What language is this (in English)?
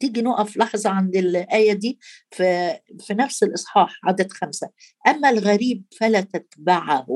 Arabic